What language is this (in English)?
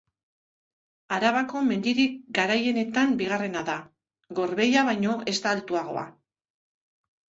Basque